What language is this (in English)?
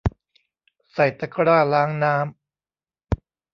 Thai